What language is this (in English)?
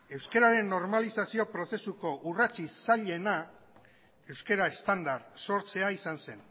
Basque